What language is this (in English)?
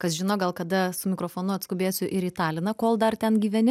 Lithuanian